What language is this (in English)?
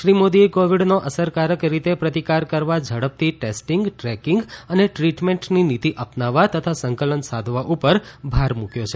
Gujarati